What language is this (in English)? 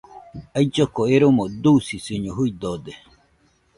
Nüpode Huitoto